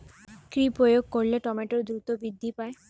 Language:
Bangla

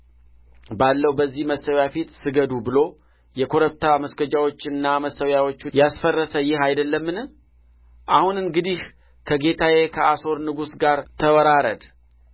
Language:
Amharic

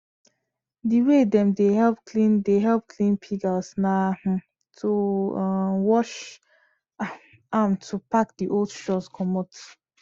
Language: Nigerian Pidgin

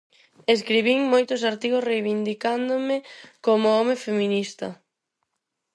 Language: Galician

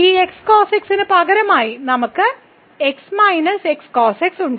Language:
Malayalam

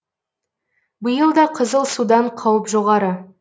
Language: Kazakh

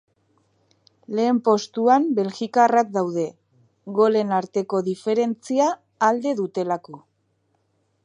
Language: Basque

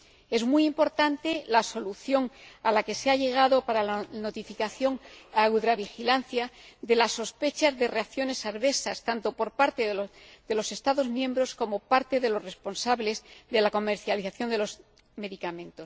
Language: Spanish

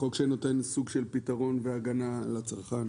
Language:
Hebrew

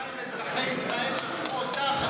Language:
Hebrew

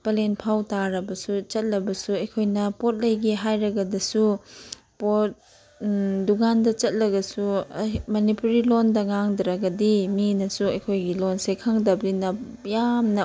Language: Manipuri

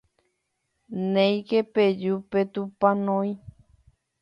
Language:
Guarani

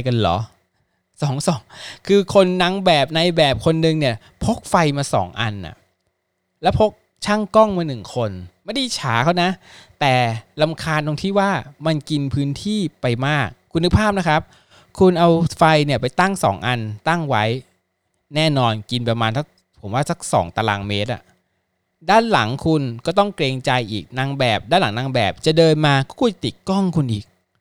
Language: Thai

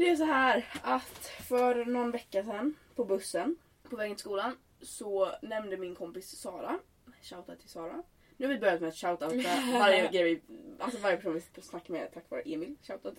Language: Swedish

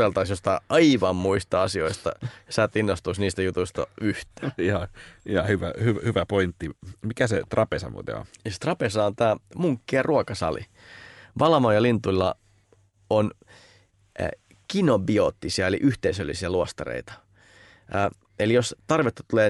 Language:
Finnish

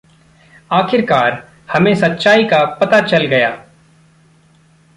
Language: Hindi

